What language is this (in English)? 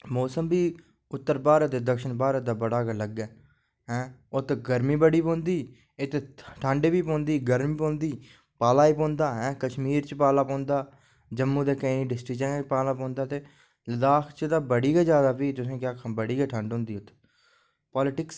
Dogri